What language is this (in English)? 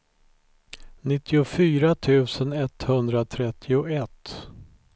Swedish